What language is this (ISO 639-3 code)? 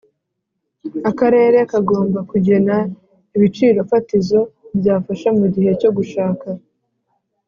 kin